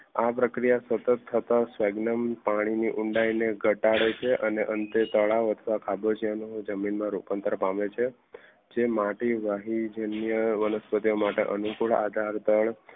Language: Gujarati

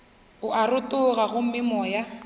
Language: Northern Sotho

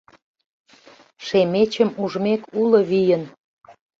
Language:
Mari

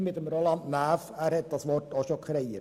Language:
Swiss German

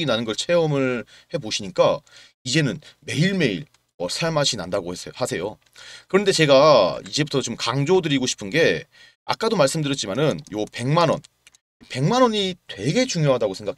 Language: Korean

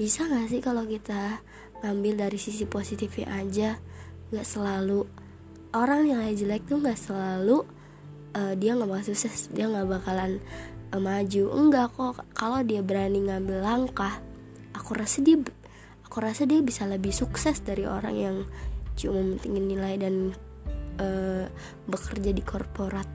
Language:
Indonesian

